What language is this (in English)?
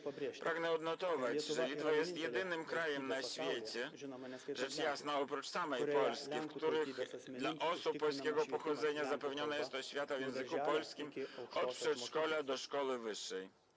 Polish